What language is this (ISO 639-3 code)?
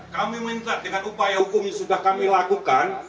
ind